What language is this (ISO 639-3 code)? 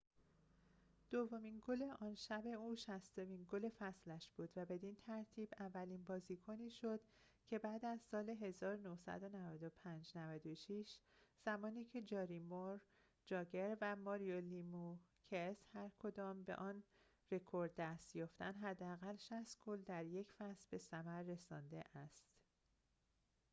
fas